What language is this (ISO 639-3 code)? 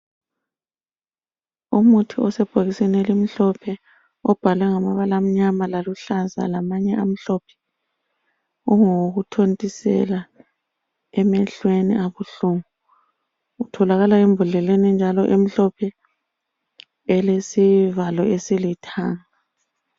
nde